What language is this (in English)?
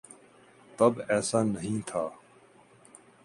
Urdu